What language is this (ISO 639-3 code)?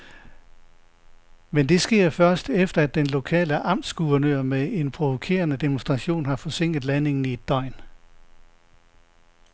dan